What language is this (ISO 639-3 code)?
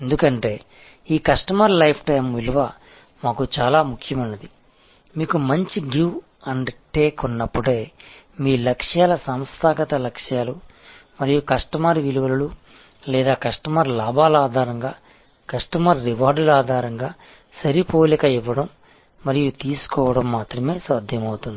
tel